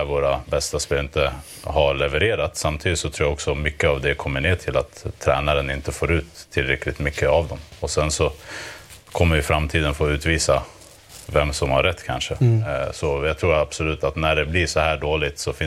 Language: Swedish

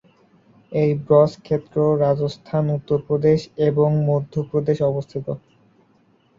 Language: Bangla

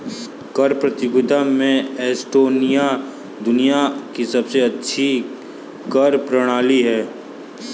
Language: Hindi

